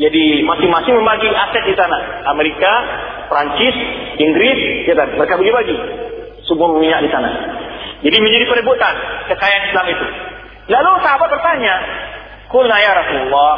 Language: Malay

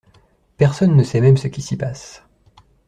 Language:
French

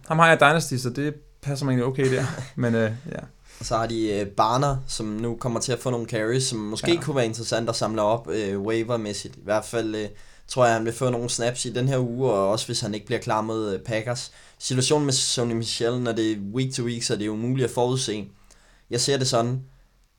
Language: Danish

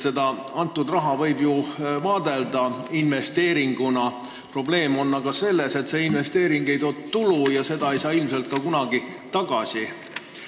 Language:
Estonian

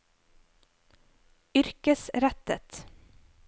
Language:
Norwegian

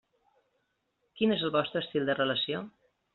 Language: Catalan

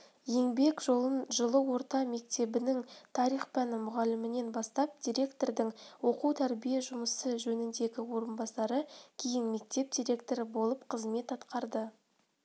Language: Kazakh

